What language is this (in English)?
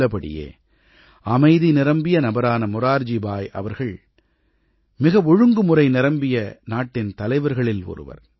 Tamil